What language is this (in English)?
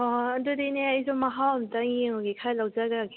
Manipuri